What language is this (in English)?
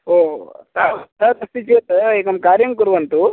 Sanskrit